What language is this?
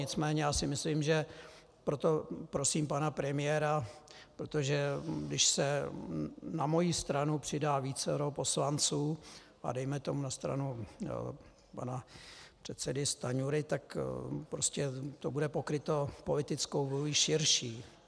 Czech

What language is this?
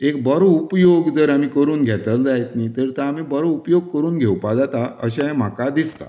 Konkani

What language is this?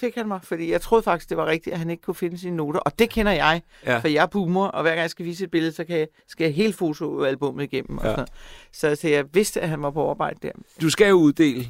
Danish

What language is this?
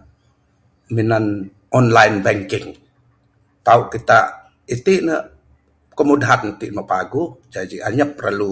Bukar-Sadung Bidayuh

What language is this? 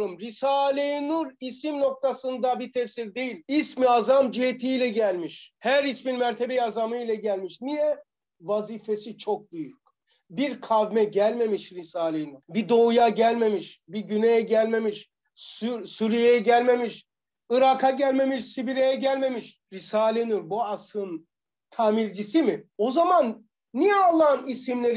Turkish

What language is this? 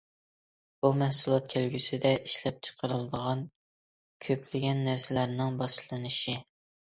Uyghur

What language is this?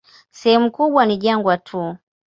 Swahili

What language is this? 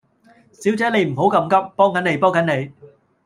Cantonese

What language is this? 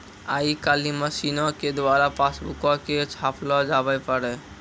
Maithili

